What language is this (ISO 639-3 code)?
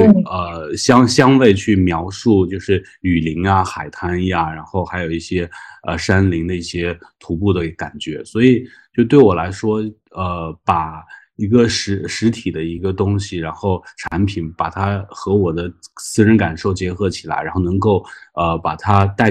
zho